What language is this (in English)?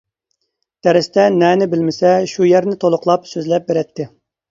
Uyghur